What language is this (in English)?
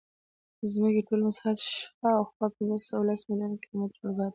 Pashto